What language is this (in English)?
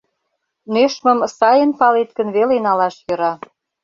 Mari